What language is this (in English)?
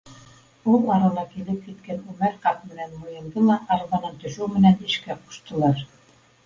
Bashkir